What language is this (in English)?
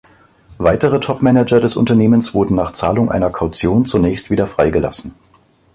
German